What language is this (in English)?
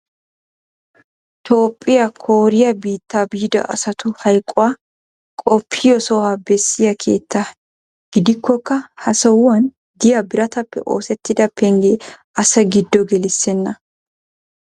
Wolaytta